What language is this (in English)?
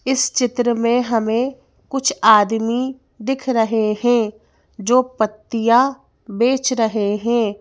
Hindi